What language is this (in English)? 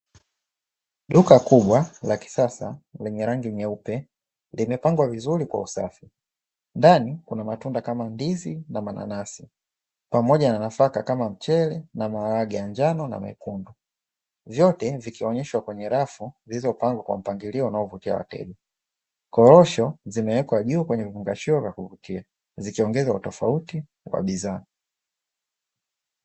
Swahili